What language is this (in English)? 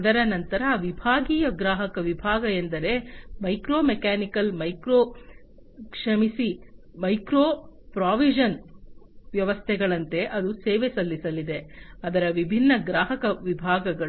Kannada